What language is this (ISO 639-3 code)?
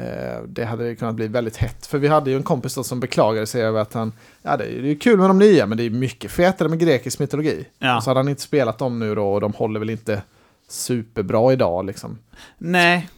swe